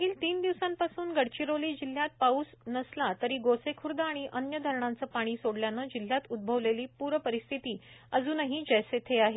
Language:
Marathi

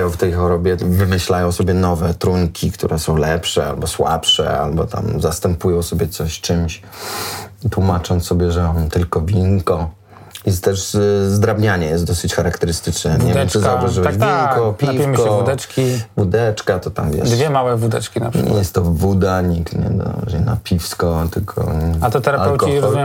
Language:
Polish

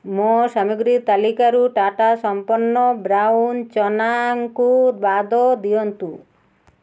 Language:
Odia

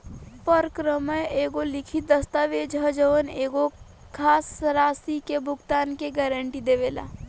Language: Bhojpuri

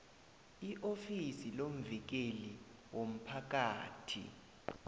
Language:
South Ndebele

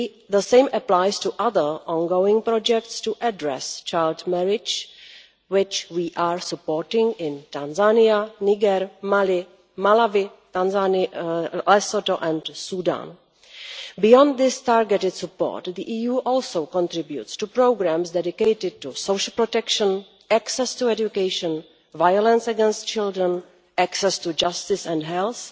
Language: English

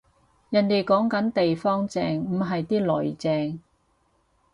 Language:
Cantonese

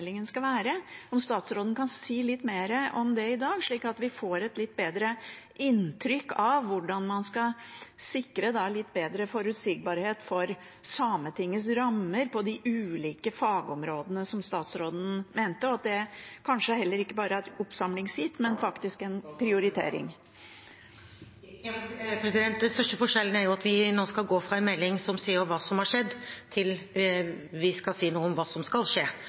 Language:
Norwegian Bokmål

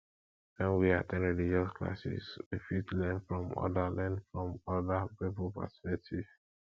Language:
Nigerian Pidgin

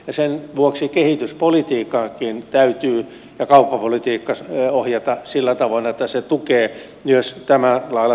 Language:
Finnish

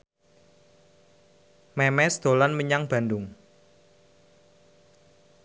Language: Javanese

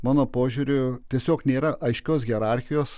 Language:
Lithuanian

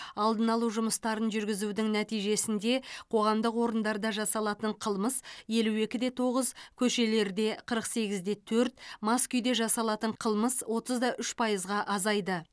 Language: Kazakh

